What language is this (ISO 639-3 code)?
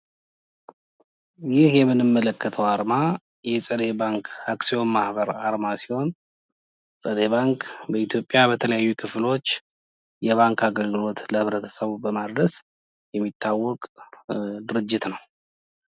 amh